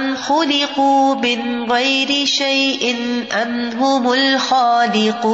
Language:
Urdu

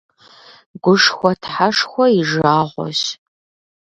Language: Kabardian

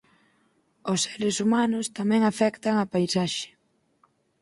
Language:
Galician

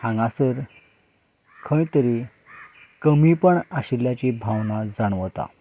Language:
Konkani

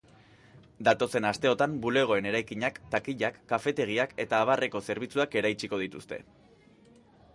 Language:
Basque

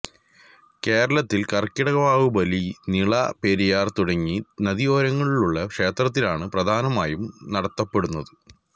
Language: Malayalam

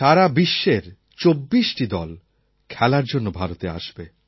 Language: Bangla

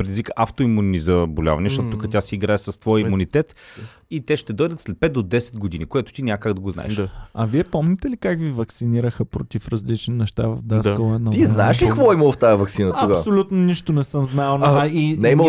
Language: Bulgarian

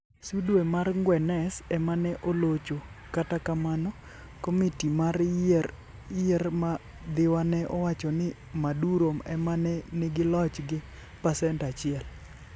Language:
Luo (Kenya and Tanzania)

